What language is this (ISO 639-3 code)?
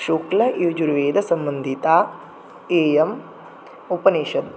san